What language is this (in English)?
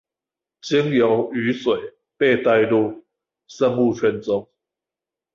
Chinese